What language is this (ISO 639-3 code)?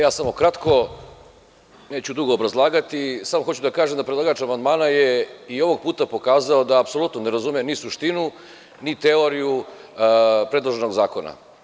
srp